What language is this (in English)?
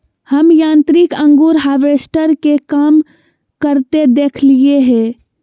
Magahi